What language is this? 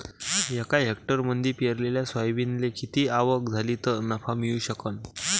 Marathi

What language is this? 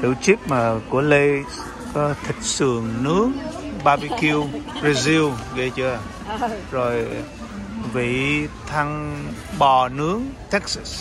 Vietnamese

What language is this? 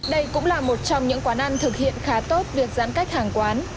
Vietnamese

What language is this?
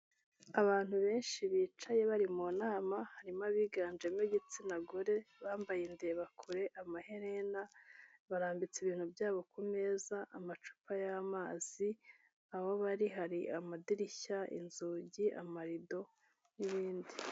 Kinyarwanda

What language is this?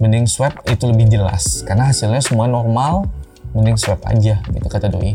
Indonesian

